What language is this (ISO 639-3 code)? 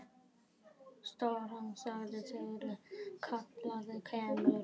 isl